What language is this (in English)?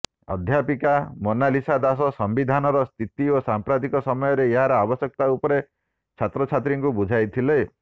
Odia